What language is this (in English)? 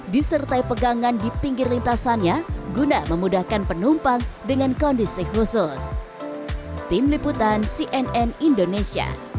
Indonesian